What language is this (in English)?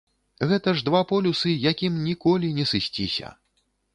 Belarusian